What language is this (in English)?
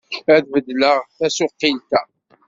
Kabyle